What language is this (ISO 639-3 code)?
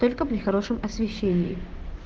rus